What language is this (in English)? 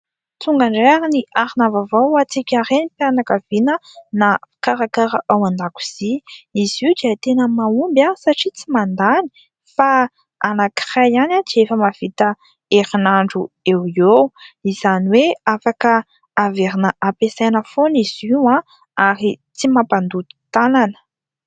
Malagasy